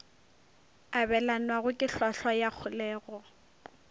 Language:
Northern Sotho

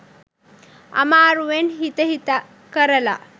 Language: Sinhala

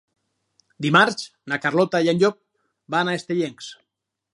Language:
Catalan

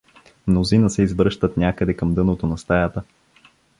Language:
Bulgarian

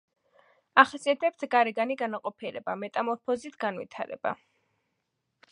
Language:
Georgian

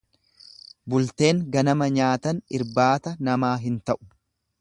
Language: Oromo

